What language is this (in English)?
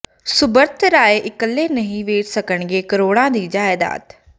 Punjabi